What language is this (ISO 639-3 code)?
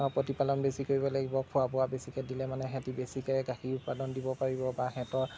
asm